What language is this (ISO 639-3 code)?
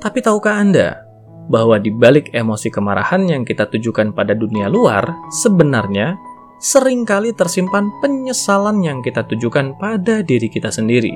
ind